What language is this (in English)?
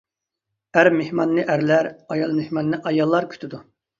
Uyghur